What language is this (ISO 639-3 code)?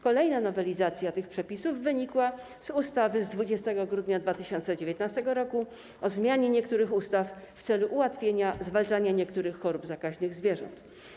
pol